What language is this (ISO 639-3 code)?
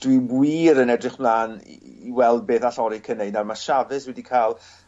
cym